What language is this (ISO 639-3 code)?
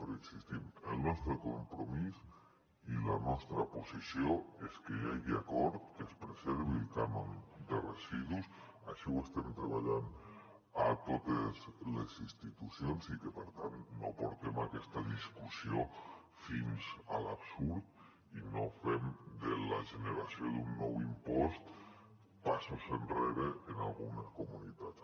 cat